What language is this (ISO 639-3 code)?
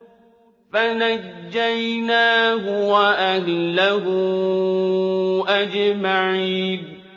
ara